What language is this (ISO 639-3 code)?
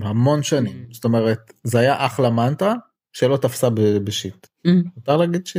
heb